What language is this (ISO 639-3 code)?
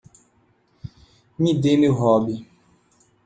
por